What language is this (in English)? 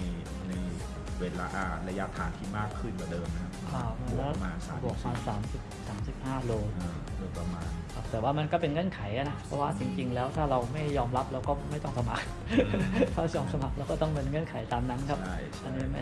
Thai